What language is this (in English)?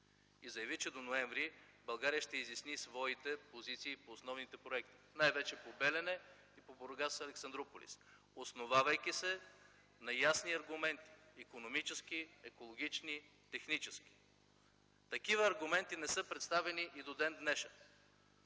Bulgarian